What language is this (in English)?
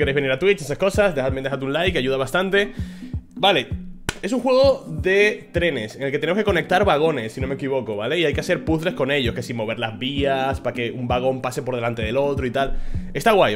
Spanish